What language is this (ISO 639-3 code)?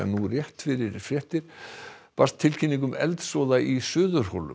isl